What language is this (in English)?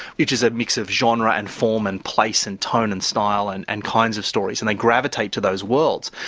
English